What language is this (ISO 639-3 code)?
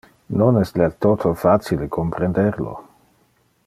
ina